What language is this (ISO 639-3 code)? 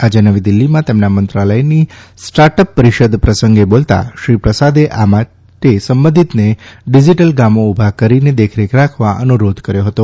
guj